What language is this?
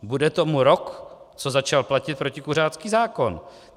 Czech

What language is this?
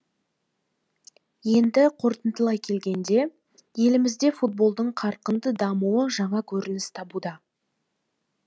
Kazakh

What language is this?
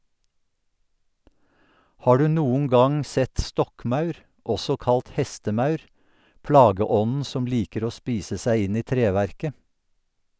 Norwegian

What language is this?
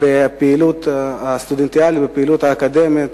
Hebrew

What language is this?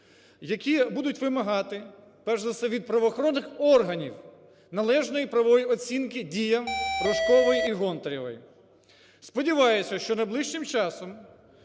Ukrainian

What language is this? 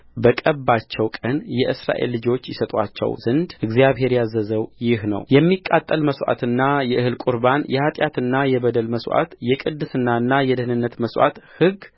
Amharic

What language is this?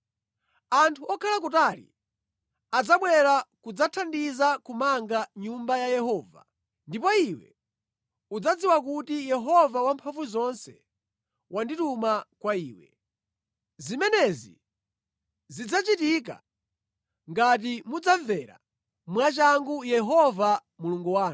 Nyanja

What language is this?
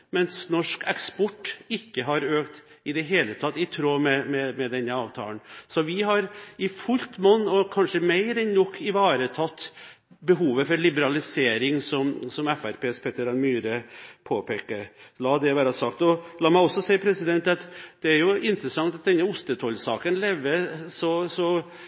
Norwegian Bokmål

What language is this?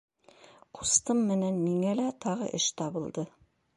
Bashkir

